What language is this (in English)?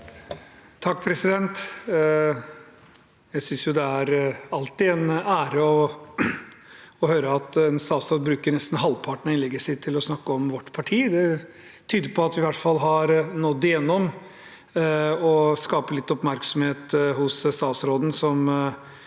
Norwegian